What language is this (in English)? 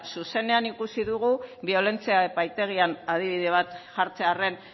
Basque